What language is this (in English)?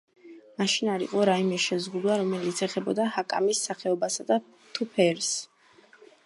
Georgian